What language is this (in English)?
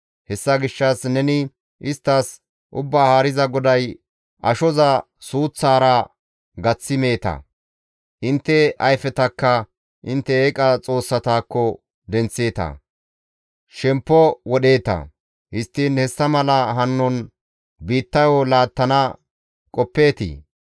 Gamo